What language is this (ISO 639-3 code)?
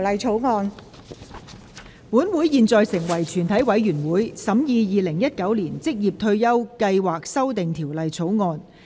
yue